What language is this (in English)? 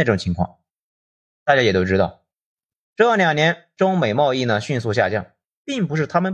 Chinese